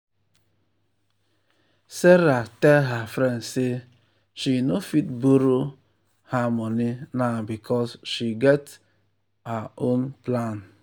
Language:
Nigerian Pidgin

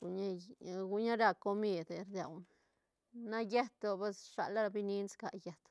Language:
Santa Catarina Albarradas Zapotec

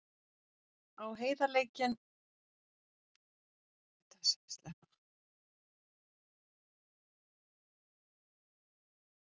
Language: Icelandic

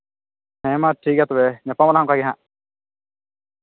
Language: Santali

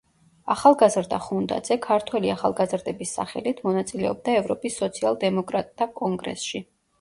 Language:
Georgian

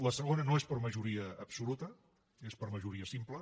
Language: Catalan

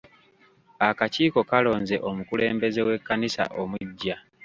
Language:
Ganda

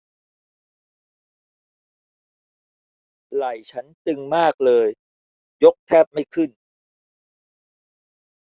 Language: Thai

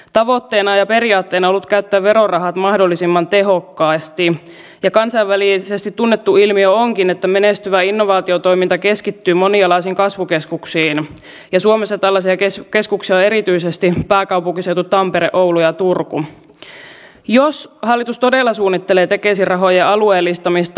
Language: Finnish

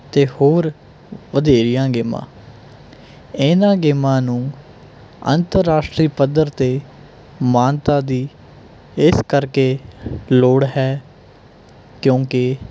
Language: Punjabi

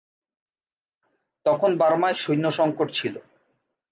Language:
Bangla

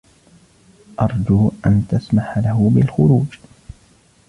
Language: Arabic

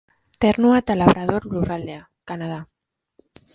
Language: Basque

